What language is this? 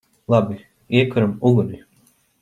Latvian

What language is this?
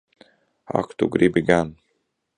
Latvian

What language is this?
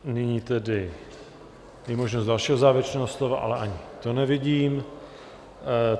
Czech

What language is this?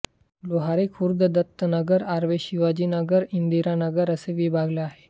Marathi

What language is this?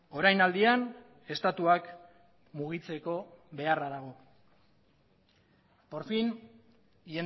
Basque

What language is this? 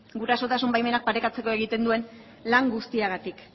Basque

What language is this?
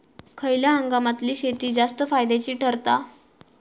Marathi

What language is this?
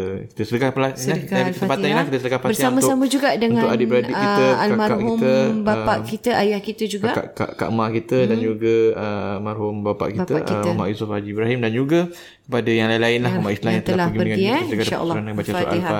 Malay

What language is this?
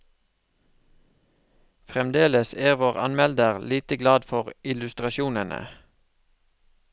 Norwegian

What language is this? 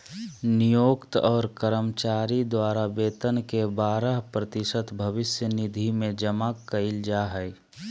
Magahi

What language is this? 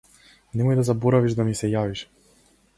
Macedonian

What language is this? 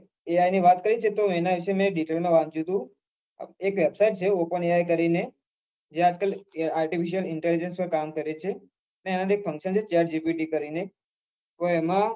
Gujarati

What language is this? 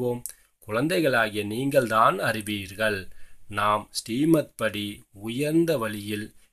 Korean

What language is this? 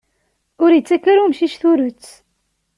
Kabyle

